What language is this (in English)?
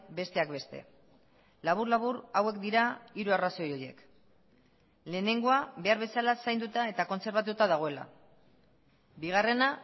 Basque